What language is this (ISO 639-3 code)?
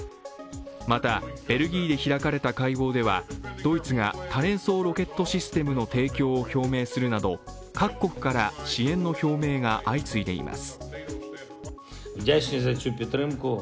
jpn